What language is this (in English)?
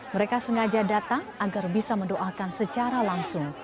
Indonesian